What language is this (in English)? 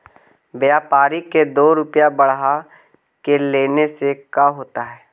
Magahi